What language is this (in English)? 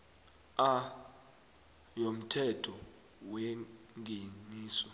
South Ndebele